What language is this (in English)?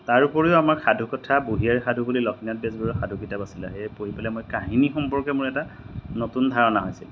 Assamese